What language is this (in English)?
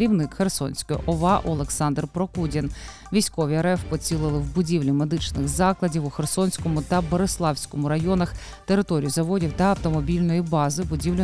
Ukrainian